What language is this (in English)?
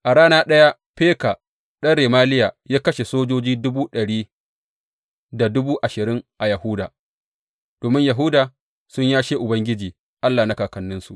Hausa